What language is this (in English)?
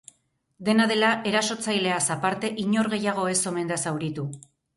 Basque